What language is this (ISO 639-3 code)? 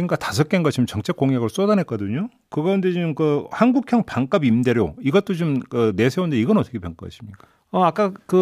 kor